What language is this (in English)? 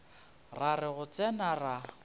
Northern Sotho